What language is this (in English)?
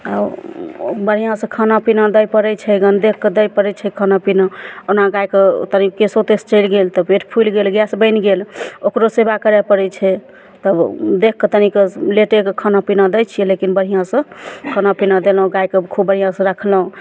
Maithili